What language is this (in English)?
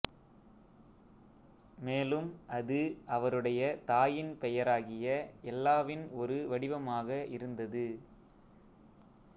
Tamil